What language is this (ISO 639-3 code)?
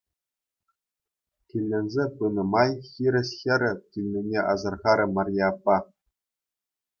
chv